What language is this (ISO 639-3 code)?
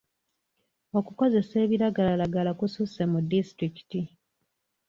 lug